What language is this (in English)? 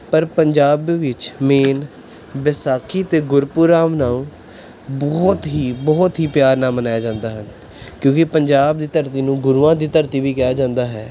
Punjabi